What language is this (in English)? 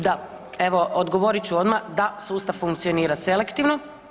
Croatian